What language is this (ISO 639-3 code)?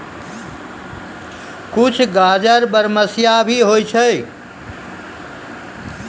mai